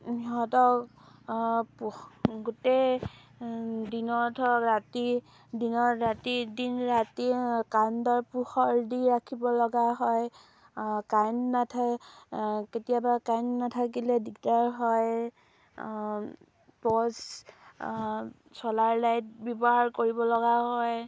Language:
Assamese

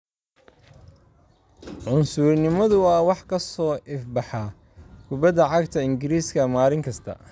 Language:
Somali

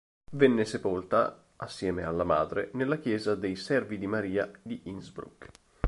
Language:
Italian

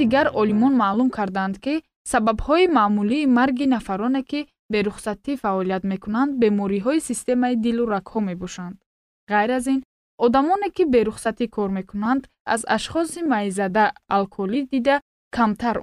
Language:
Persian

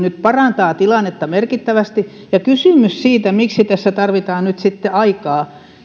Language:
Finnish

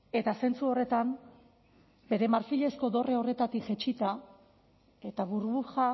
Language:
Basque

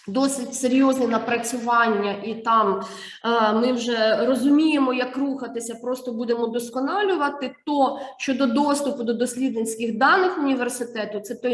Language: Ukrainian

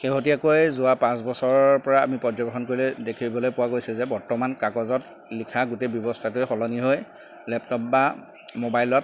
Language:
Assamese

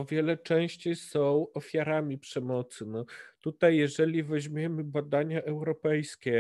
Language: Polish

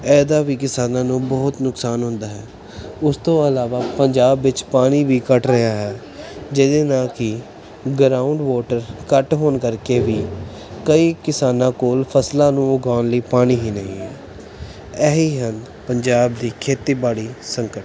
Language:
Punjabi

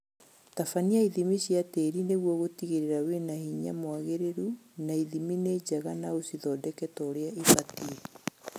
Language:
Kikuyu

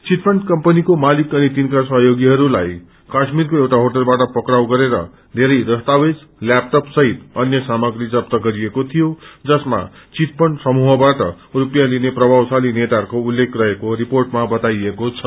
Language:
Nepali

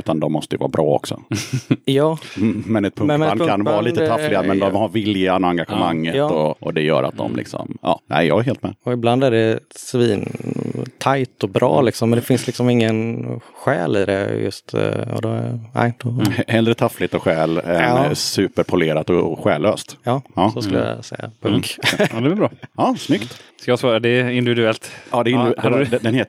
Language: Swedish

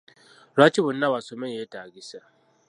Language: Ganda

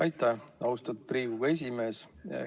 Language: Estonian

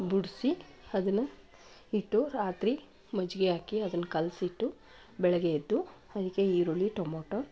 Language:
Kannada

